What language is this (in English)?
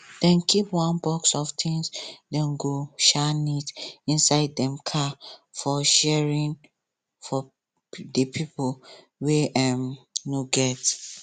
Nigerian Pidgin